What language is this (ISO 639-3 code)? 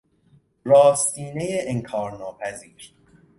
fas